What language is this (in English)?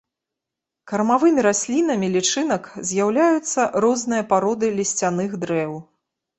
Belarusian